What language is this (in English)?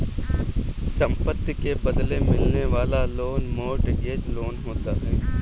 Hindi